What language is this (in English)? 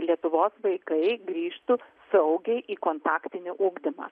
Lithuanian